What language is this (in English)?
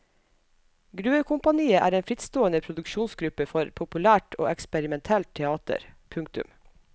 Norwegian